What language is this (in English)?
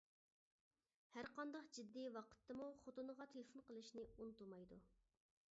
Uyghur